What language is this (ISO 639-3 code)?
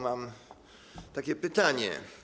pol